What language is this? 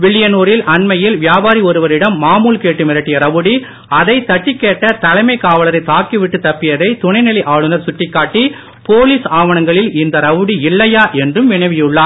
Tamil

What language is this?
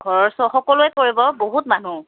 Assamese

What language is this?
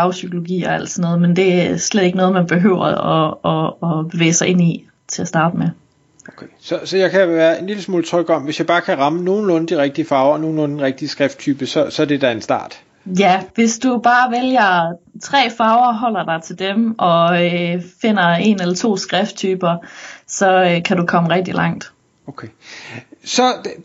Danish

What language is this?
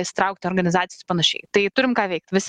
Lithuanian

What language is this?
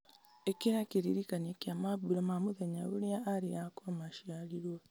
Kikuyu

